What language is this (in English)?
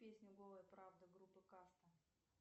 Russian